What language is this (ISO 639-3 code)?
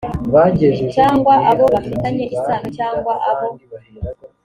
kin